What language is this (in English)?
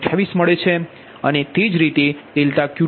Gujarati